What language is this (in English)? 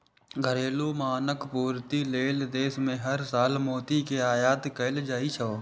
Maithili